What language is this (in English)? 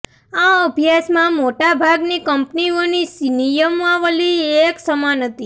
Gujarati